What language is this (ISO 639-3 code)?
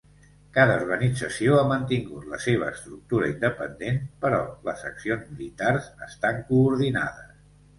cat